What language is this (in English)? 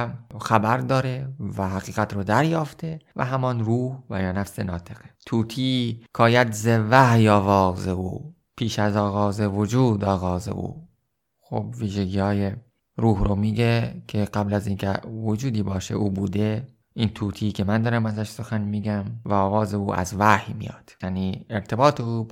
Persian